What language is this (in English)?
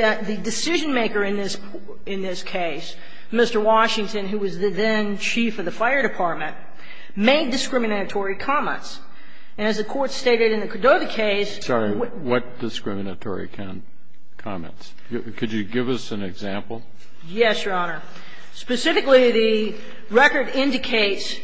English